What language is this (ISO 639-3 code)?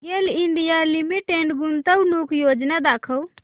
mar